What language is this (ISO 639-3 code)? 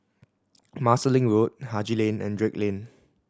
eng